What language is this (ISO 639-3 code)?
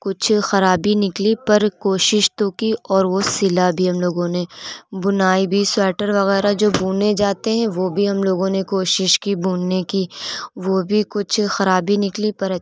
urd